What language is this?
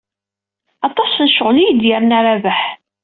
Kabyle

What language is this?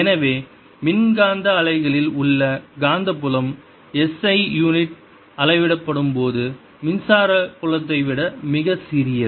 Tamil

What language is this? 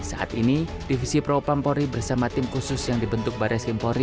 Indonesian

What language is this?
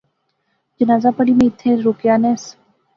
Pahari-Potwari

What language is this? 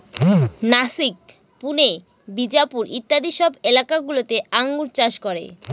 Bangla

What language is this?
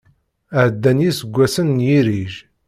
Kabyle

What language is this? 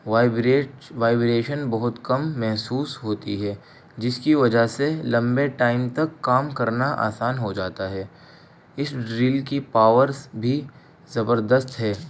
Urdu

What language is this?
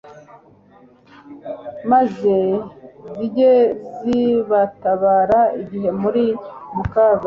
Kinyarwanda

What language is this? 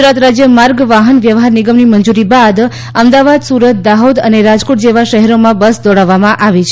Gujarati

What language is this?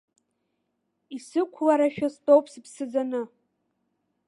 Abkhazian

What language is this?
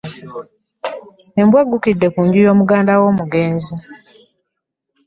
Ganda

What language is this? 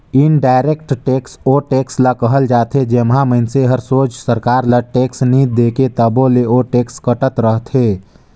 Chhattisgarhi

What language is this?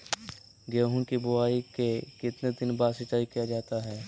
Magahi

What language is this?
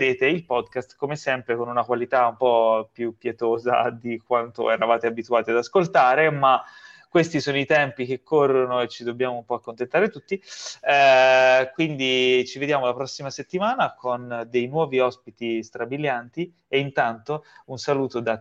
Italian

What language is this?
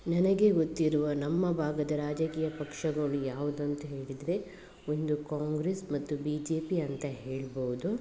Kannada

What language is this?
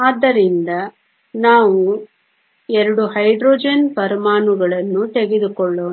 Kannada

